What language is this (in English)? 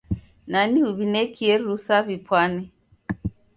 Taita